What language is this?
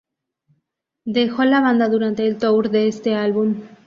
Spanish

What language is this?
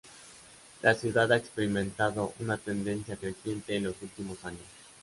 Spanish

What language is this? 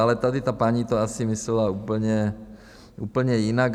Czech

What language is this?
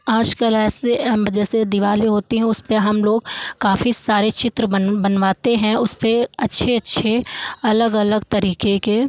Hindi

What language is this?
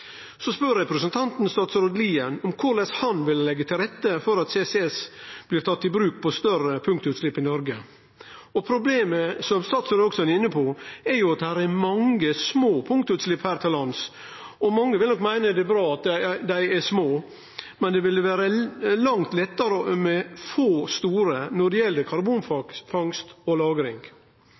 Norwegian Nynorsk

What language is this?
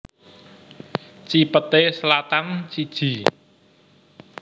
Javanese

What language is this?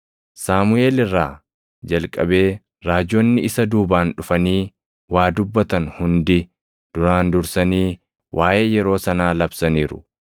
Oromo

